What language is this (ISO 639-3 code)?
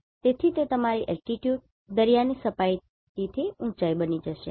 guj